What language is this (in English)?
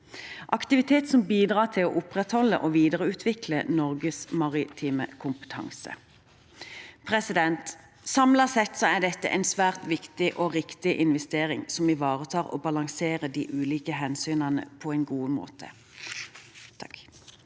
Norwegian